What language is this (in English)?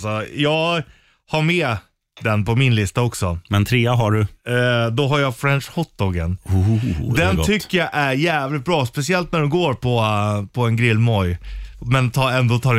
Swedish